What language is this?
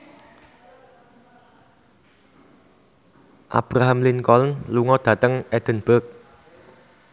Javanese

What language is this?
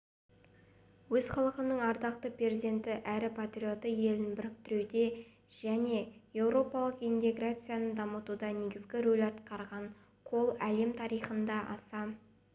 Kazakh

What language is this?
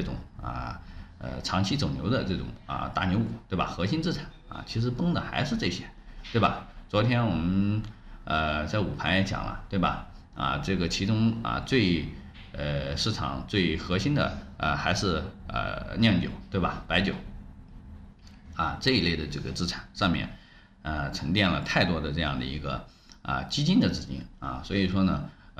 Chinese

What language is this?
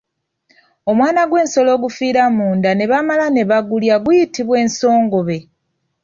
Ganda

